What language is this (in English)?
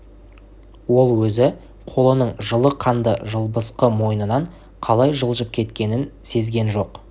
Kazakh